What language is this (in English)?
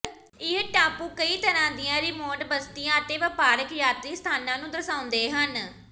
Punjabi